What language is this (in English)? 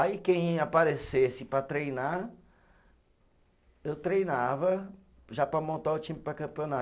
Portuguese